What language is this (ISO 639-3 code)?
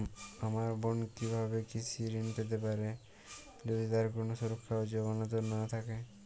ben